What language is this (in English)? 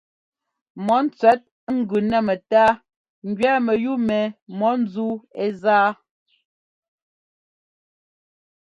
Ngomba